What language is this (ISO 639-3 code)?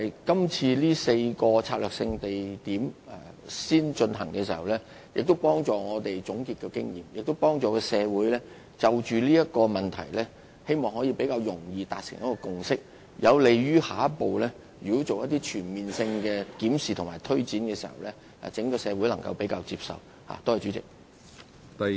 yue